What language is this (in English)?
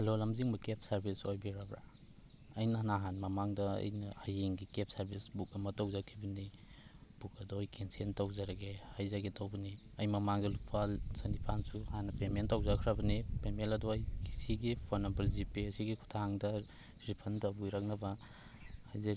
Manipuri